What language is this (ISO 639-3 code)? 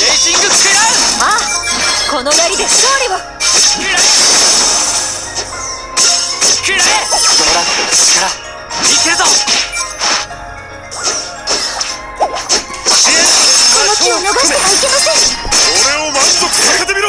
jpn